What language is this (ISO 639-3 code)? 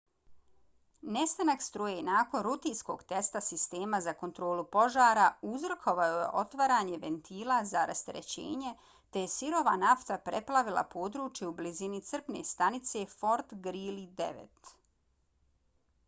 bos